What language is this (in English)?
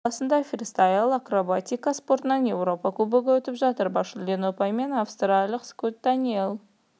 Kazakh